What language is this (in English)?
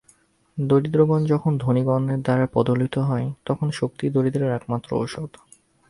Bangla